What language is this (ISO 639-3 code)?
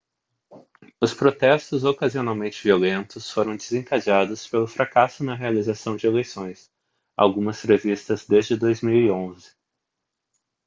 por